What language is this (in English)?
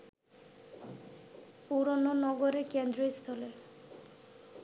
Bangla